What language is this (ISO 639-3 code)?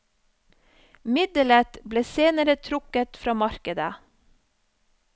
nor